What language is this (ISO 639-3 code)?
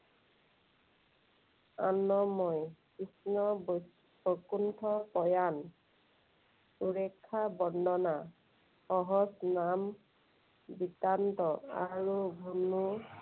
asm